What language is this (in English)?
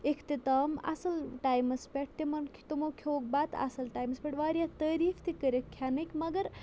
Kashmiri